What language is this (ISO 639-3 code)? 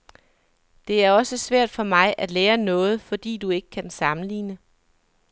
dan